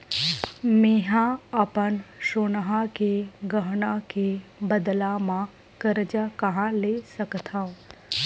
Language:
Chhattisgarhi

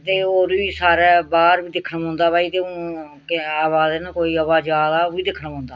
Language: Dogri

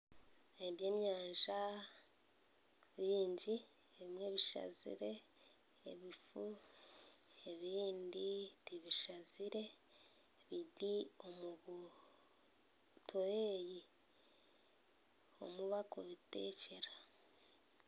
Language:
Nyankole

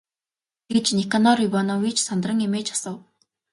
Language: Mongolian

